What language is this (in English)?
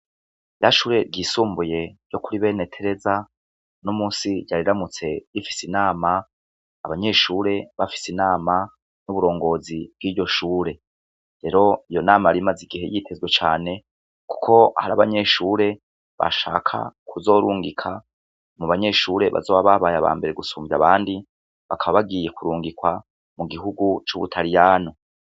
Rundi